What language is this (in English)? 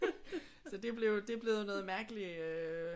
Danish